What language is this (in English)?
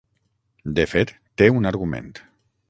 Catalan